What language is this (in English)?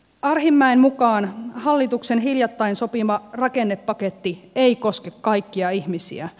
Finnish